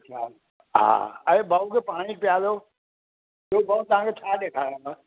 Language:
Sindhi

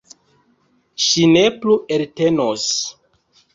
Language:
Esperanto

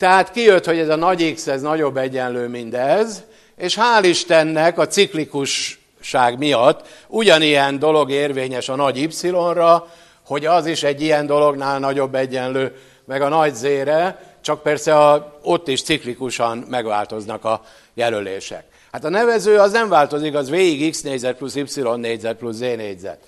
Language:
Hungarian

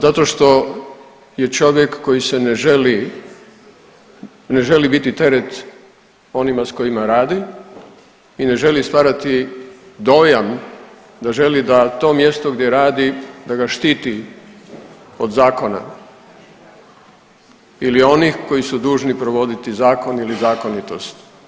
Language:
Croatian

